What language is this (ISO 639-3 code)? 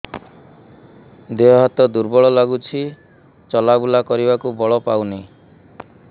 ori